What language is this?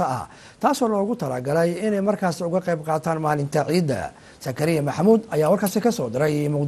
Arabic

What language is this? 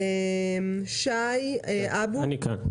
Hebrew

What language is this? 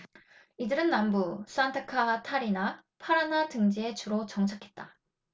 Korean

